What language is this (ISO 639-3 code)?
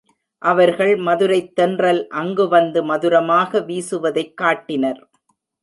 tam